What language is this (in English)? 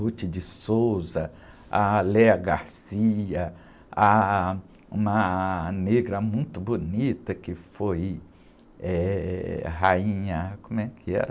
Portuguese